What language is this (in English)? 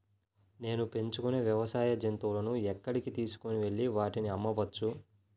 Telugu